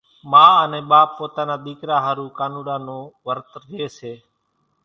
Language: Kachi Koli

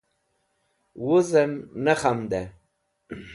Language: Wakhi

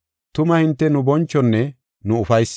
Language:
Gofa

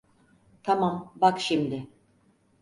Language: Turkish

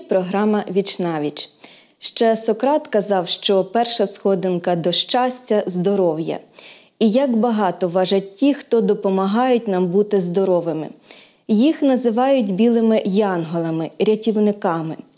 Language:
Ukrainian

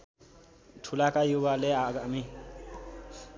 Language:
Nepali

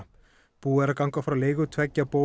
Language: Icelandic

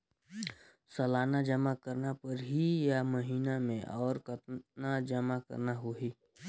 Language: Chhattisgarhi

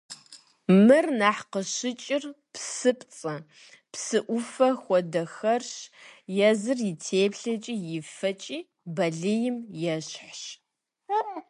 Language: Kabardian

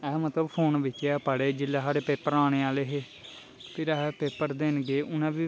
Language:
Dogri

